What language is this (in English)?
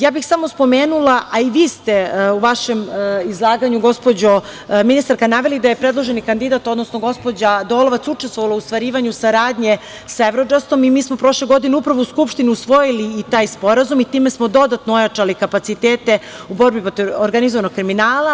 Serbian